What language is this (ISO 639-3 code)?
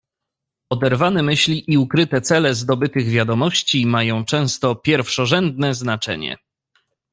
pol